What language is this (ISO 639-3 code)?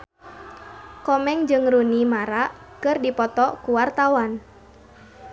sun